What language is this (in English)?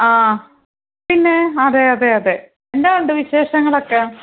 Malayalam